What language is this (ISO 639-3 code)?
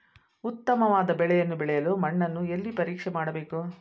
kan